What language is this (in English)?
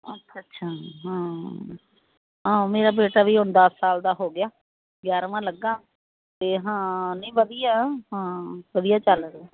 Punjabi